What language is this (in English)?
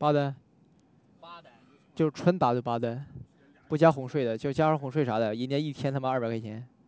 Chinese